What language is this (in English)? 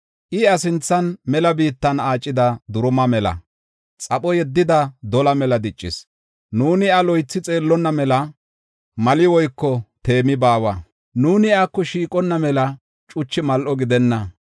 Gofa